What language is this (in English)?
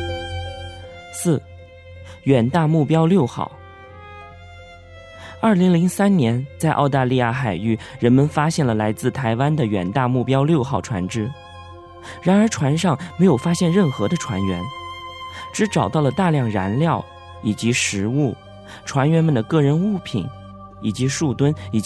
Chinese